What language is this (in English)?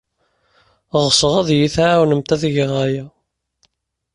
Kabyle